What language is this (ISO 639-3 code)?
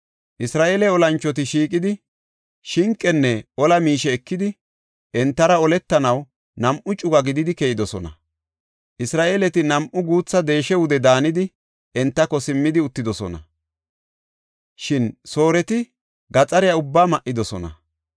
gof